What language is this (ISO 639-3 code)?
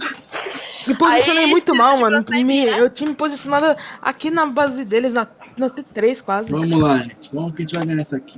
por